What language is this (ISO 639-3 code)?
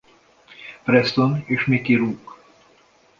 hun